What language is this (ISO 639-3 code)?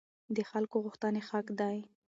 pus